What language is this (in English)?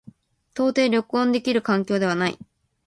Japanese